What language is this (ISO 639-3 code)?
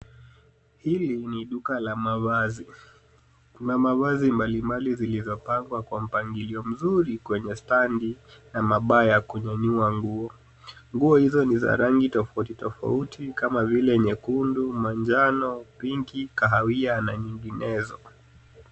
swa